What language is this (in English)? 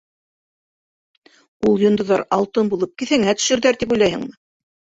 Bashkir